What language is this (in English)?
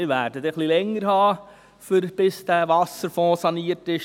Swiss German